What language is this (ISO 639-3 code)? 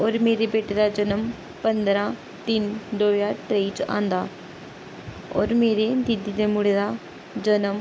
doi